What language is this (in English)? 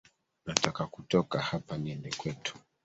Swahili